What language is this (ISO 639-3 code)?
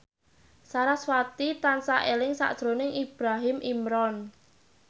jav